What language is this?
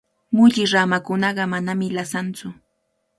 Cajatambo North Lima Quechua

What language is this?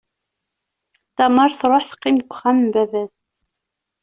Kabyle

